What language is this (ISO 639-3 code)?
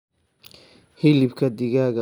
som